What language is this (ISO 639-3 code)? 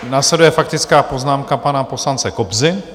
ces